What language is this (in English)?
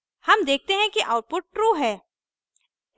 Hindi